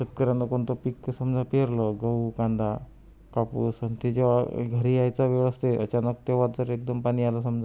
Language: Marathi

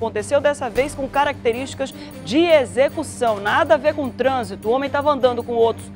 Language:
Portuguese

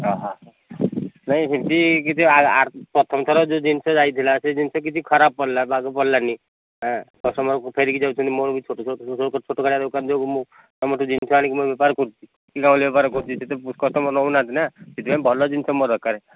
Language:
Odia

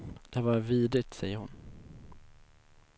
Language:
Swedish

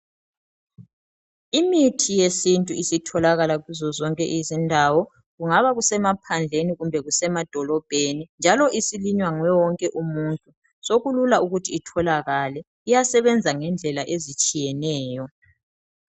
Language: North Ndebele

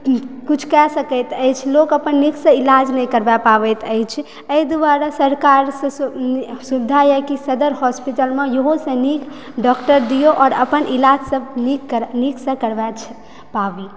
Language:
Maithili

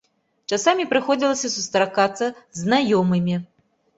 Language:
Belarusian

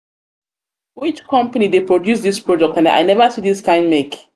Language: Nigerian Pidgin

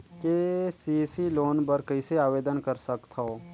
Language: Chhattisgarhi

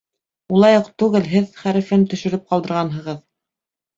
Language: Bashkir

